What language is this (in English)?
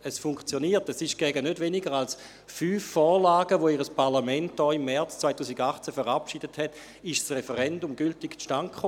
Swiss German